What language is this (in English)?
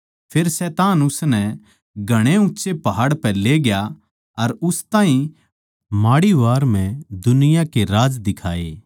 Haryanvi